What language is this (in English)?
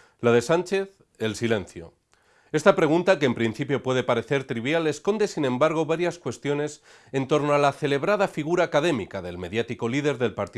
Spanish